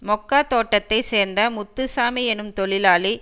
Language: Tamil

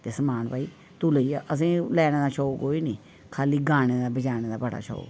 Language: Dogri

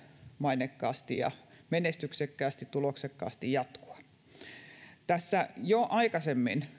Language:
Finnish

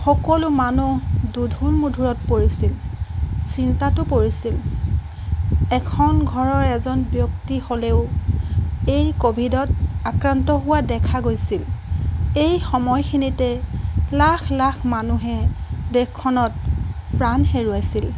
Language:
Assamese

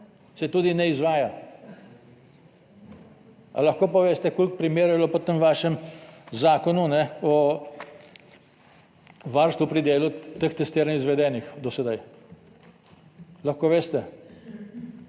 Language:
Slovenian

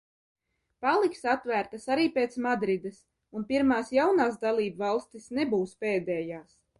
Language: Latvian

